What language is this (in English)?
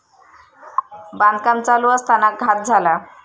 Marathi